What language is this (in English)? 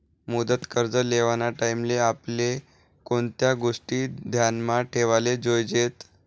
Marathi